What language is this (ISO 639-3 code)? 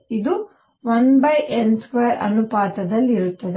kan